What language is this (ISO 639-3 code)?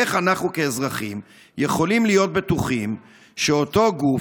heb